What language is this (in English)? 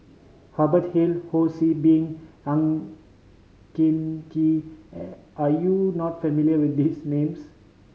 English